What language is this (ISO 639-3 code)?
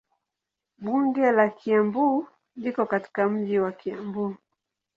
swa